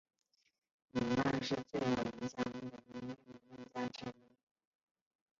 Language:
Chinese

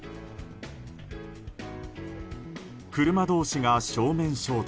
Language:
Japanese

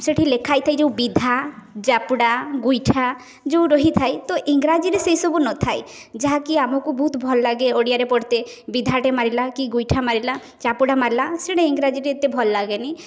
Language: Odia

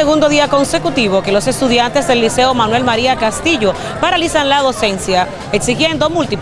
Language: Spanish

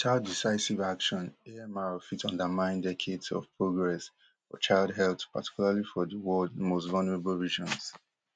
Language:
Nigerian Pidgin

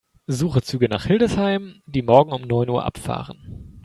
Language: German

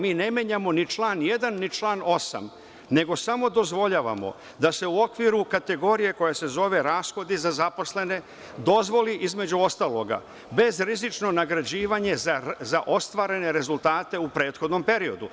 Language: Serbian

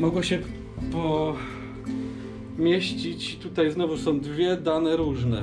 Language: Polish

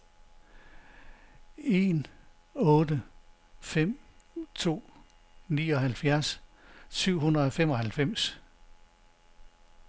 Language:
Danish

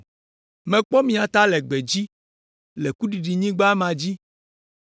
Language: Ewe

